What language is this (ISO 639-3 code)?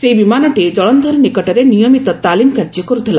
ori